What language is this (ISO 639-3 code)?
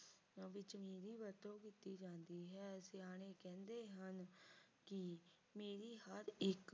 pan